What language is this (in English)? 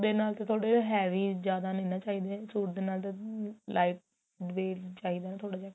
Punjabi